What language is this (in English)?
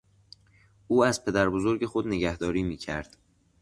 Persian